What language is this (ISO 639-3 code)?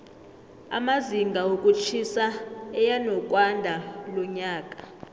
nbl